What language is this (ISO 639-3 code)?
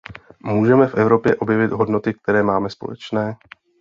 ces